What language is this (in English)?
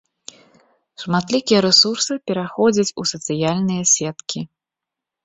Belarusian